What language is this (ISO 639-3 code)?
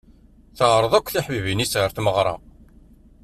kab